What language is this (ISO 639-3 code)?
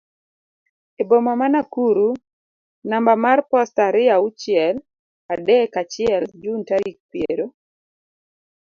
luo